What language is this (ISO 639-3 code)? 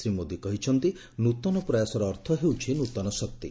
ori